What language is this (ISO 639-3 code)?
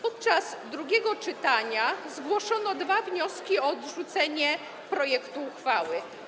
pol